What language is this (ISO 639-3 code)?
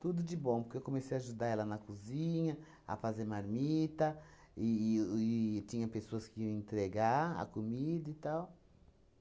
por